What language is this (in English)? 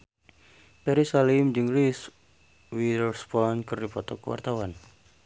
Sundanese